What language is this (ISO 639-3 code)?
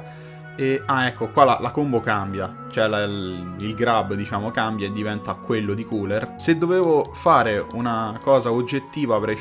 ita